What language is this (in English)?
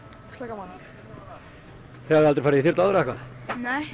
Icelandic